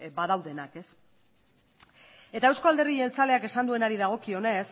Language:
Basque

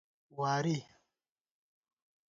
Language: Gawar-Bati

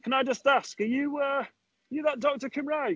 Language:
Welsh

